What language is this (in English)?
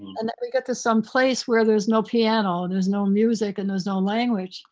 English